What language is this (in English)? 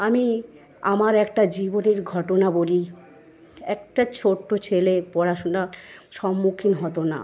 Bangla